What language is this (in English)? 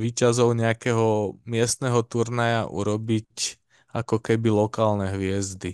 Slovak